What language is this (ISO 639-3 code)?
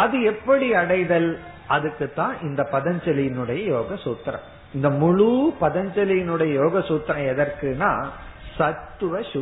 tam